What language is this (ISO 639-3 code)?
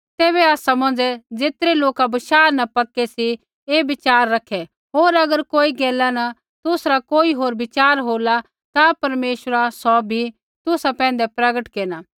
kfx